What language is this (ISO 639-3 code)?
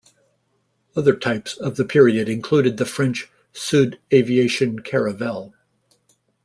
eng